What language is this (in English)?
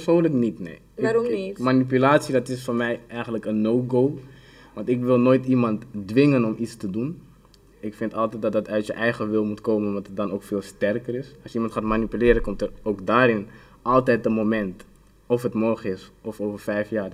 Dutch